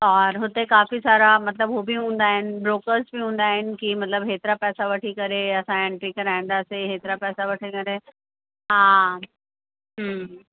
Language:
Sindhi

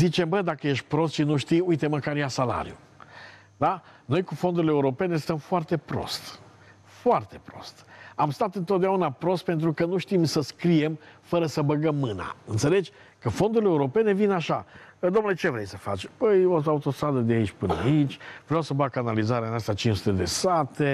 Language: Romanian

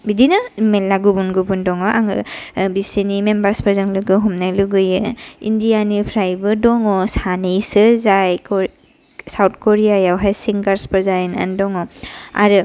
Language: Bodo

